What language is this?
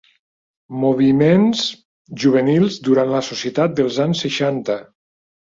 Catalan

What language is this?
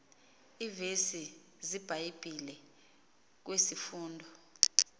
Xhosa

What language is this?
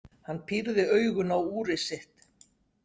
Icelandic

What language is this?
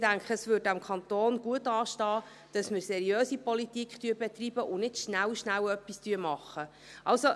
Swiss German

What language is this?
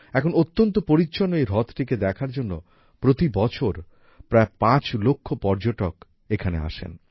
Bangla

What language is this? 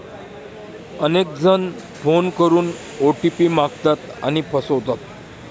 Marathi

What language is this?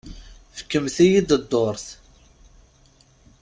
Kabyle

